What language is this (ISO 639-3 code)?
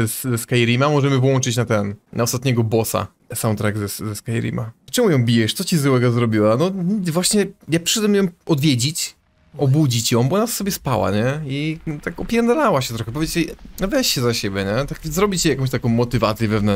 pol